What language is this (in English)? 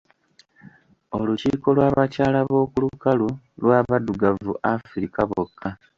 Ganda